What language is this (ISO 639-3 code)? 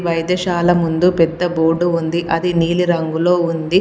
tel